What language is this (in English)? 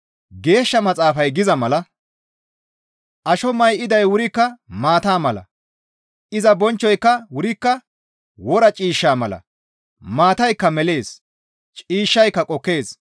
Gamo